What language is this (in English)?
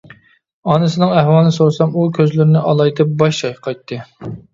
Uyghur